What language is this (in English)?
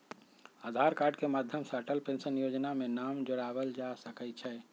Magahi